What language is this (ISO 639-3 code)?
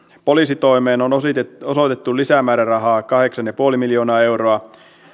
fin